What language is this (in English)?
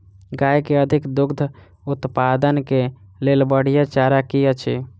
Maithili